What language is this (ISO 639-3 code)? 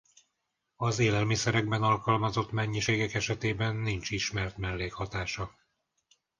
hun